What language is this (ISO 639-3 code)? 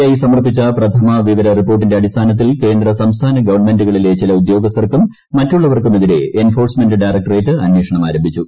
mal